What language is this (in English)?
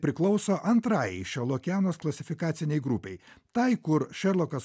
Lithuanian